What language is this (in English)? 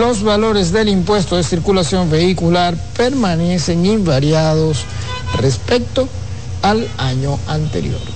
Spanish